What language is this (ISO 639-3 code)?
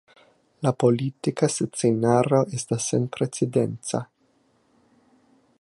epo